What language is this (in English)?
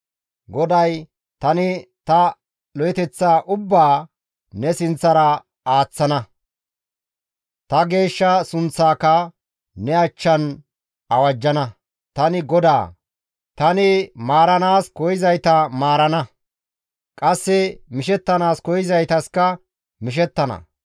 Gamo